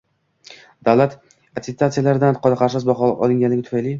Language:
Uzbek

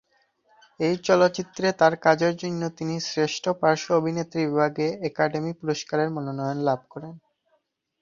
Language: Bangla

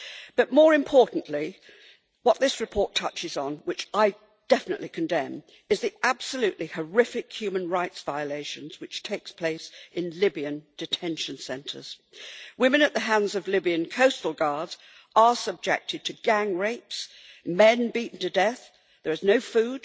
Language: English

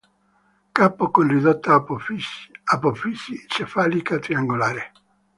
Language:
Italian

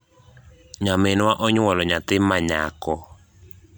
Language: Luo (Kenya and Tanzania)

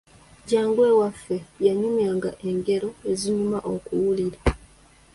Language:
Ganda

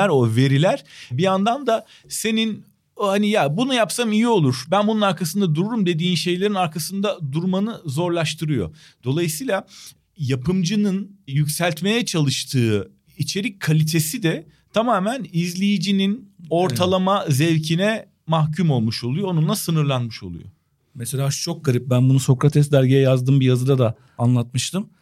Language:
Turkish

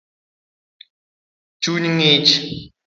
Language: Luo (Kenya and Tanzania)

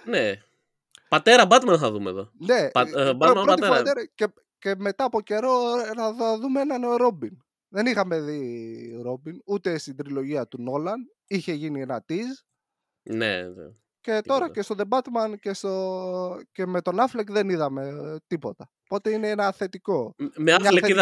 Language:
Greek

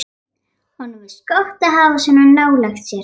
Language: Icelandic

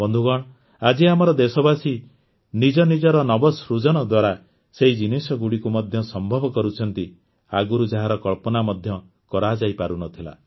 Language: Odia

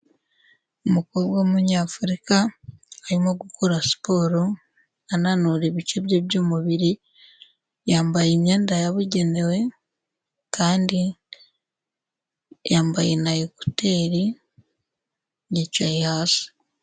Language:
Kinyarwanda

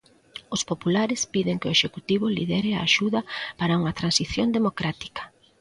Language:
Galician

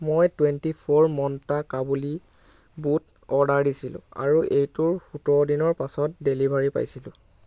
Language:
Assamese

